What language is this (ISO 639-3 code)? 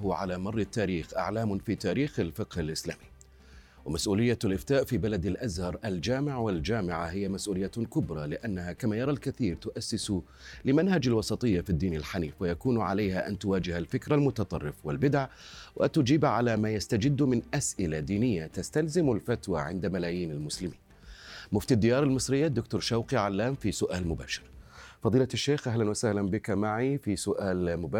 ara